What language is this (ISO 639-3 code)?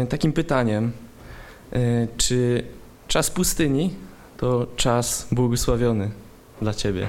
pol